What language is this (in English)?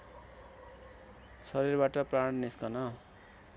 Nepali